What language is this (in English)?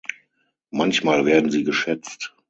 German